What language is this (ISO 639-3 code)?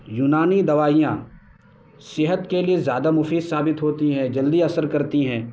urd